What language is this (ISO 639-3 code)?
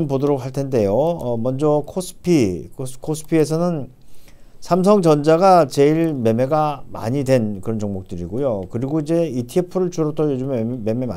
kor